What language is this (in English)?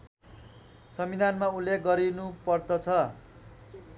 Nepali